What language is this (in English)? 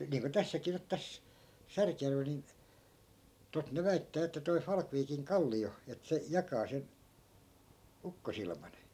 Finnish